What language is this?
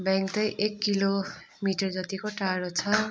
Nepali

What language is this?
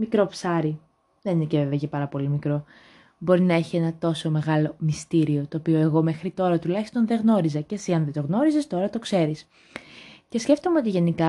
Greek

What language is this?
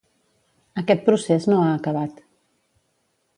Catalan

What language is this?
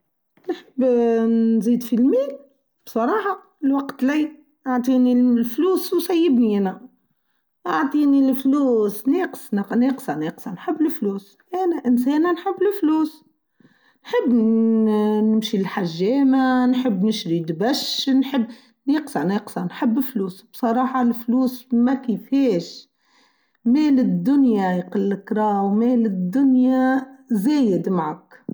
Tunisian Arabic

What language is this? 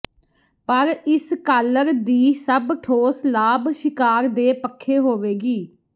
Punjabi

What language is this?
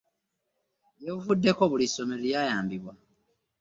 Ganda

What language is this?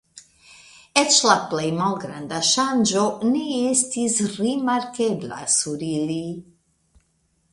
Esperanto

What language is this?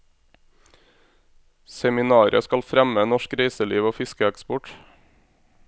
Norwegian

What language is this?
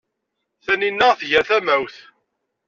Kabyle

